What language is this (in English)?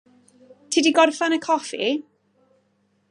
Welsh